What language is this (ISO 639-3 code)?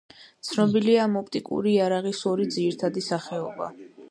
kat